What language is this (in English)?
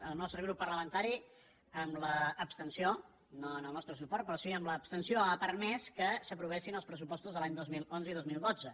Catalan